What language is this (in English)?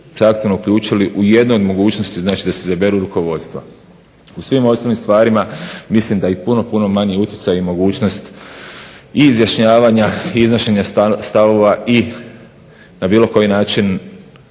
Croatian